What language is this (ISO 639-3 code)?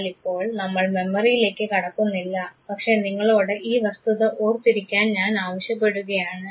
mal